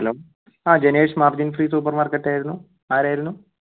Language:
Malayalam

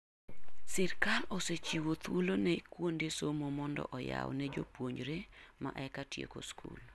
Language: Luo (Kenya and Tanzania)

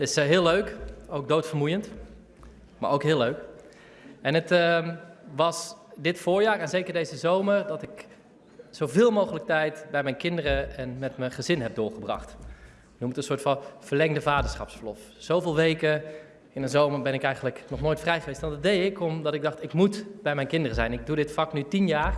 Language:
Dutch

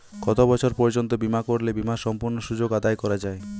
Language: Bangla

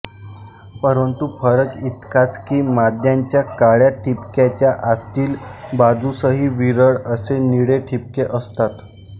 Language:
Marathi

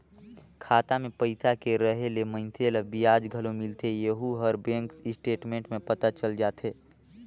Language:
Chhattisgarhi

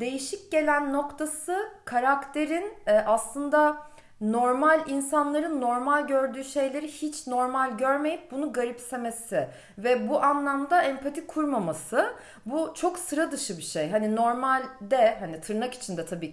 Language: Turkish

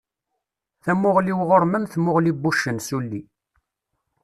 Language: Kabyle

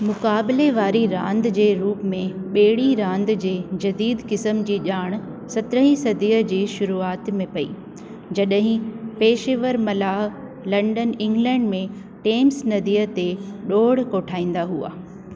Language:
Sindhi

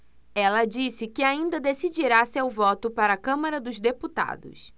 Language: Portuguese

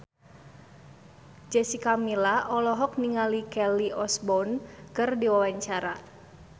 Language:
Sundanese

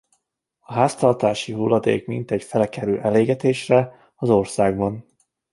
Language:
Hungarian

